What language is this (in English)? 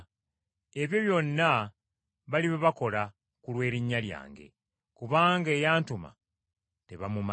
Ganda